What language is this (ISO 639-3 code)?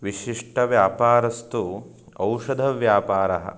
san